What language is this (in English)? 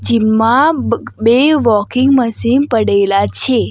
Gujarati